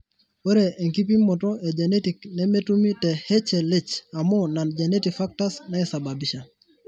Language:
Masai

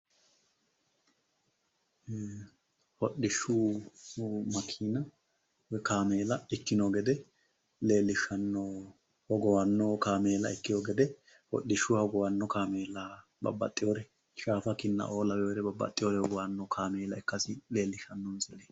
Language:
Sidamo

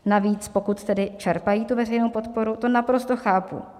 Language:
Czech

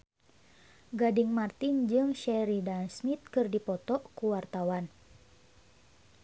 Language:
Sundanese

